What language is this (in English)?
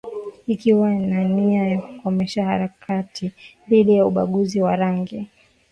Swahili